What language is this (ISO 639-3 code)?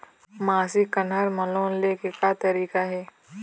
hne